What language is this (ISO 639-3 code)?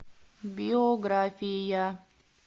rus